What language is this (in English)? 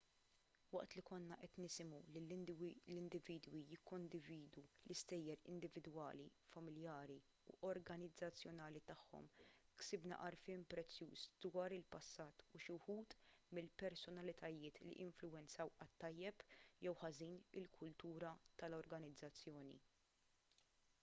Maltese